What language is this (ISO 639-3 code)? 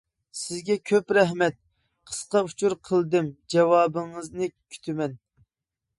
uig